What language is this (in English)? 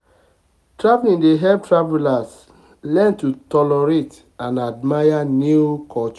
Nigerian Pidgin